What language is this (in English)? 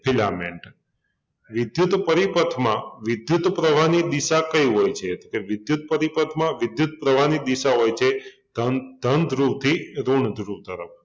Gujarati